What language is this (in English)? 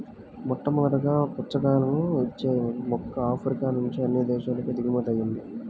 Telugu